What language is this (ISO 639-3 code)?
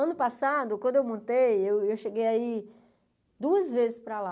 por